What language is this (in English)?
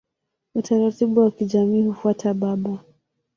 Swahili